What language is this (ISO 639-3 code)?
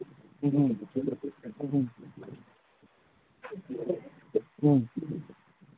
mni